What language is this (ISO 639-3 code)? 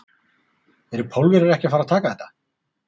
isl